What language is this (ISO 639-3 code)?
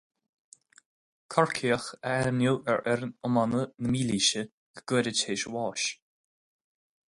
gle